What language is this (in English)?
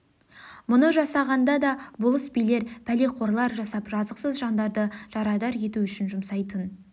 Kazakh